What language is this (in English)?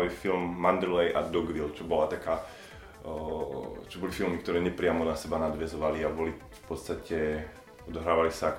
Slovak